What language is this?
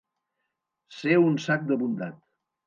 Catalan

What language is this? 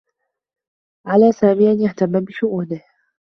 Arabic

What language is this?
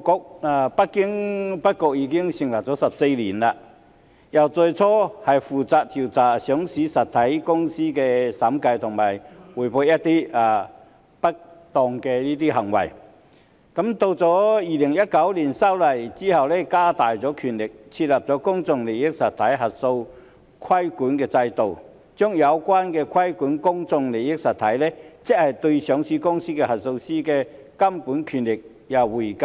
Cantonese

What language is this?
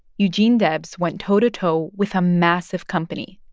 English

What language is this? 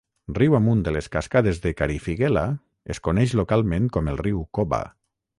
Catalan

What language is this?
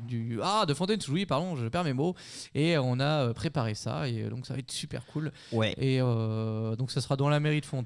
French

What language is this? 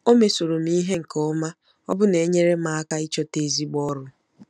Igbo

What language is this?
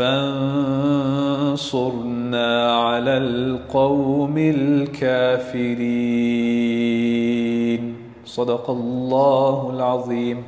Arabic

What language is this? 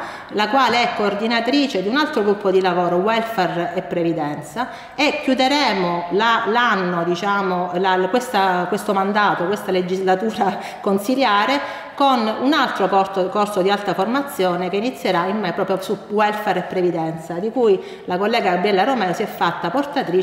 Italian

